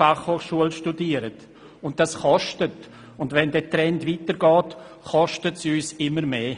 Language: Swiss German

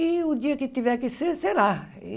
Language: Portuguese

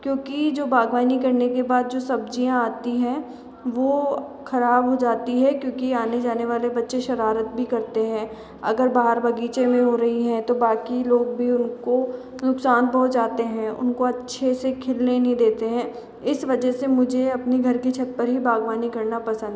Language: Hindi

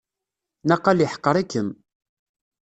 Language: Kabyle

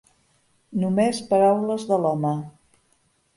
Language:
Catalan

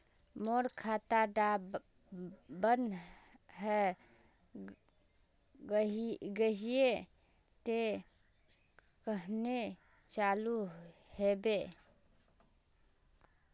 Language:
Magahi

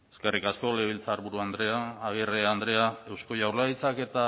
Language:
Basque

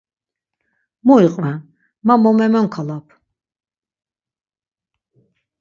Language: Laz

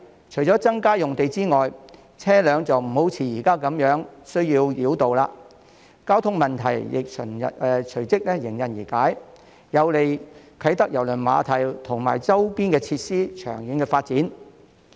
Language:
Cantonese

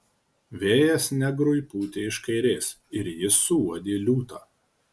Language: Lithuanian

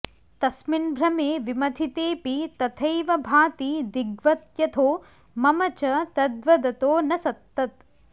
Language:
Sanskrit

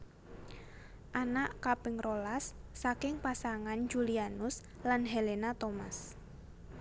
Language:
Javanese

